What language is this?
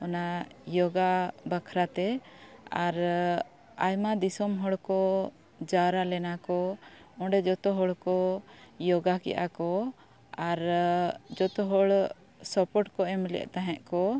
Santali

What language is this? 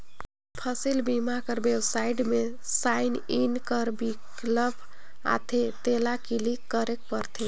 Chhattisgarhi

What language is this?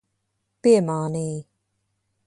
Latvian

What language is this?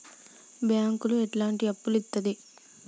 Telugu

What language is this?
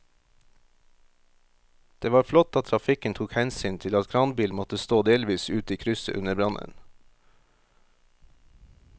Norwegian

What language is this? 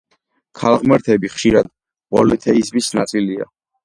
Georgian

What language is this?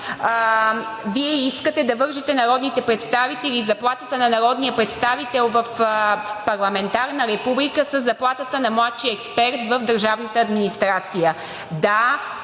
Bulgarian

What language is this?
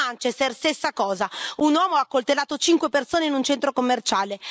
Italian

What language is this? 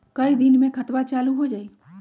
Magahi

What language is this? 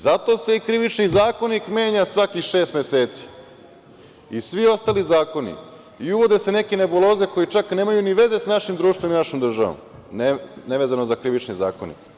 Serbian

